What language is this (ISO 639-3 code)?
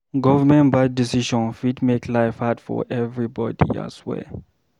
pcm